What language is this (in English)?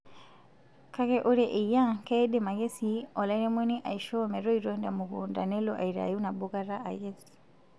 Masai